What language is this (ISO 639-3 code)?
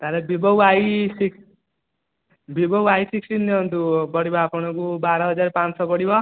ori